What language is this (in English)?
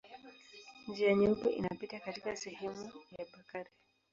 Swahili